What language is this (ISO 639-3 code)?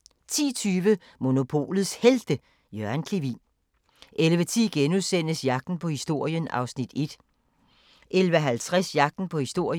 dan